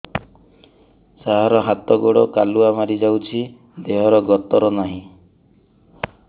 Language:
Odia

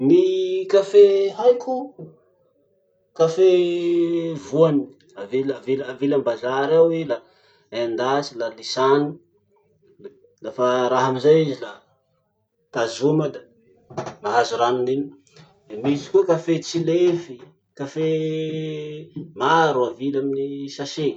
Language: Masikoro Malagasy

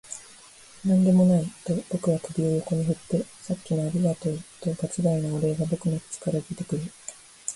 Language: Japanese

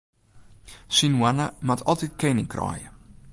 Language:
Western Frisian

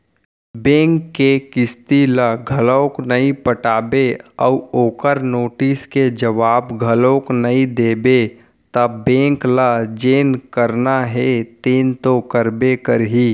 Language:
Chhattisgarhi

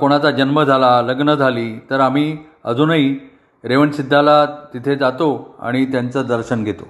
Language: Marathi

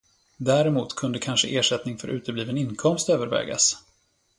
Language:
Swedish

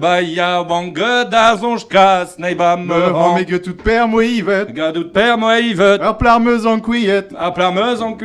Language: Dutch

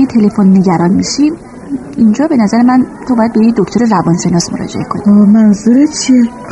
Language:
Persian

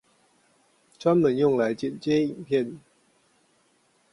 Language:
Chinese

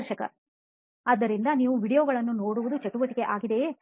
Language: Kannada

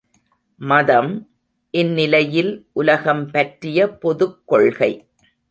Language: Tamil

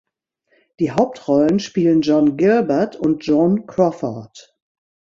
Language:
German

